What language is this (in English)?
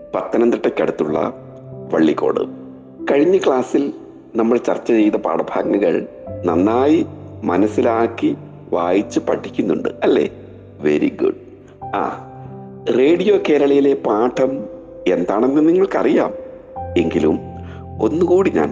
Malayalam